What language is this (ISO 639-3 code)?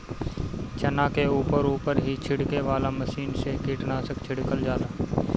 bho